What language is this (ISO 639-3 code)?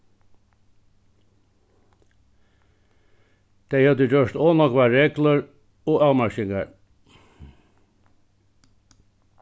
fao